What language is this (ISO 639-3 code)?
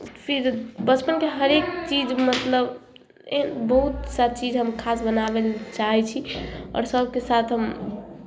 mai